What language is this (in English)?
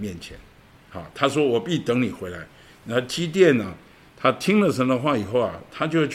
Chinese